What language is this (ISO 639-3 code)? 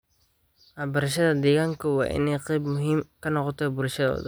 som